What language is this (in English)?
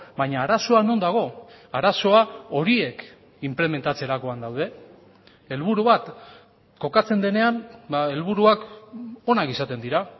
Basque